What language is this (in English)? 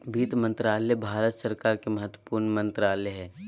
Magahi